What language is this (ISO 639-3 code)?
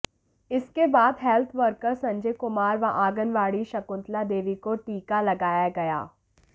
hin